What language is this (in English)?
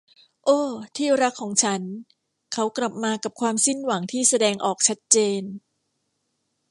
Thai